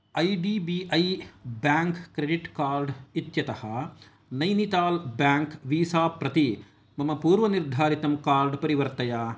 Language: Sanskrit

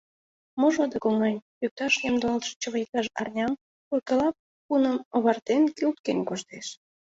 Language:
Mari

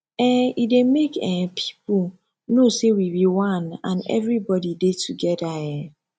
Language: Nigerian Pidgin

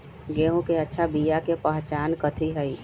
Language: Magahi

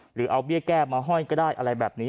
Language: Thai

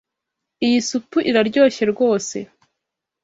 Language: Kinyarwanda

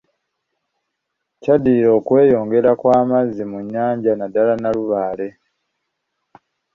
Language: Ganda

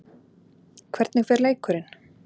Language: Icelandic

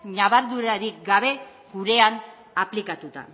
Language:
Basque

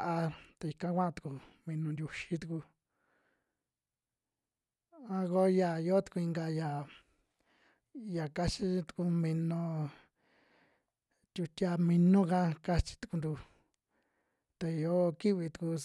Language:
Western Juxtlahuaca Mixtec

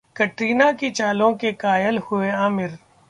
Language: Hindi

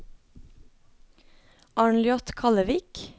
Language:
Norwegian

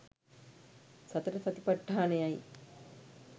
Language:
Sinhala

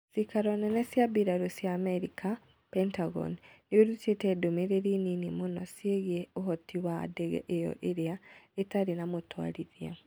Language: Kikuyu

